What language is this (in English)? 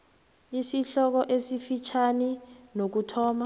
South Ndebele